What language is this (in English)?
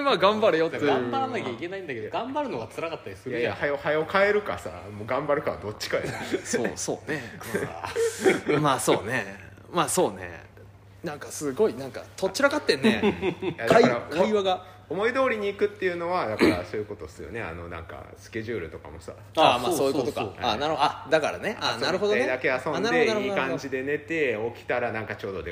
Japanese